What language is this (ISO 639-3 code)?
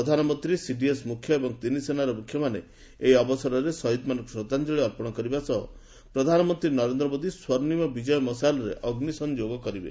ori